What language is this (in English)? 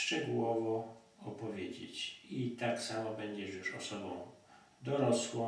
Polish